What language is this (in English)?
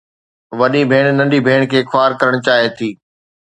Sindhi